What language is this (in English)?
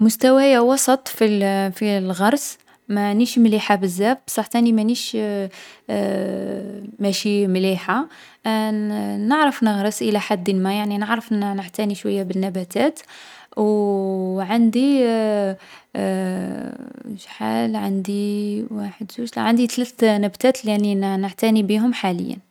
Algerian Arabic